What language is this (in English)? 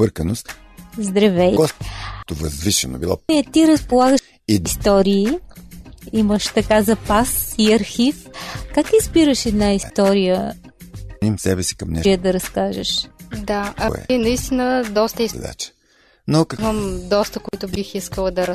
Bulgarian